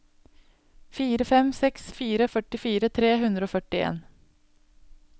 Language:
Norwegian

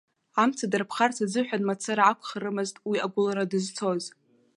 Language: Abkhazian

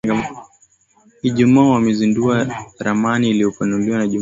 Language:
Swahili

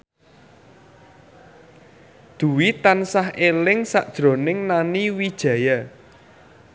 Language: Javanese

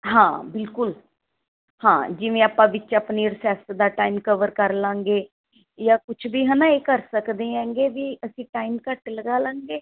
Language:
Punjabi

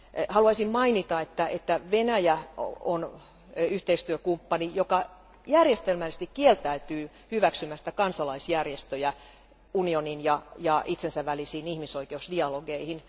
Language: Finnish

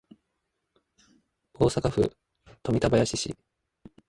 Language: Japanese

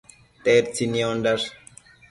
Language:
Matsés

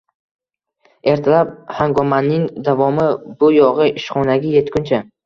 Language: Uzbek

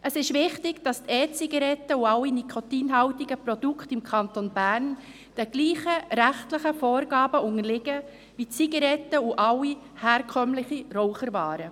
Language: Swiss German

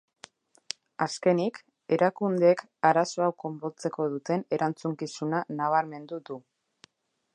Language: Basque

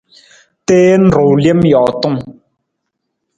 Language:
Nawdm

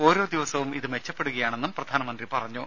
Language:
Malayalam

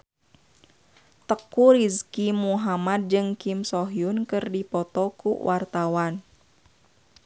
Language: Sundanese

